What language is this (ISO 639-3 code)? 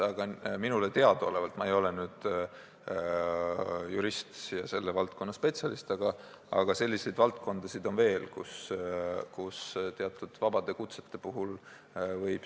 est